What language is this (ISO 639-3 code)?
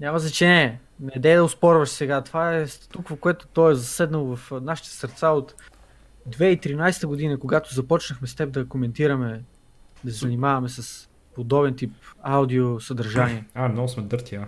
bul